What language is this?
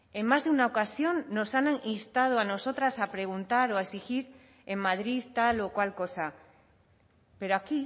Spanish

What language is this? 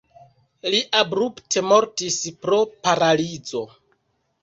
Esperanto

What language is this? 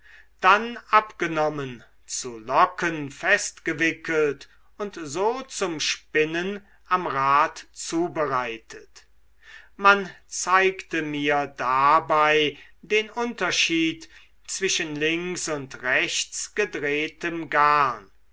German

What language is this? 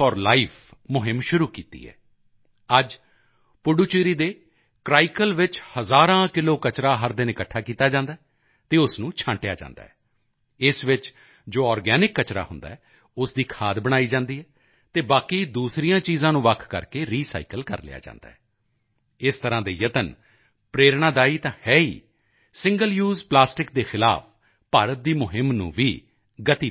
Punjabi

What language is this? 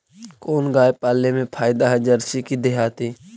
Magahi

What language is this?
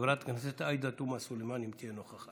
Hebrew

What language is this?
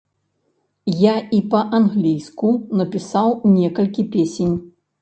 Belarusian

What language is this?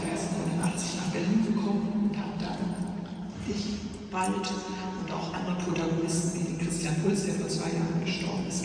German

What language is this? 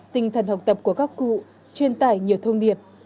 Vietnamese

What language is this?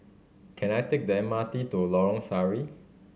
English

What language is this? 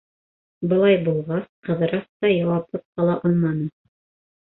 Bashkir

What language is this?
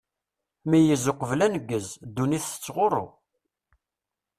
Kabyle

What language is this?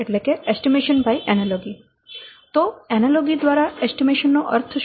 Gujarati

